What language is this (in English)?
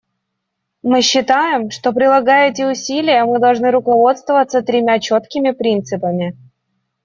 Russian